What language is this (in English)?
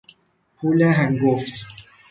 Persian